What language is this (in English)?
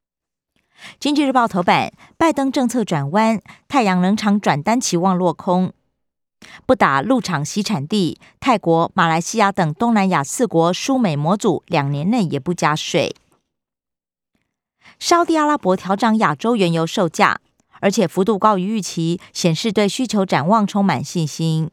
Chinese